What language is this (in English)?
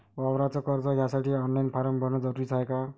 Marathi